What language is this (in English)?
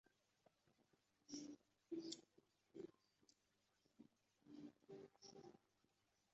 Chinese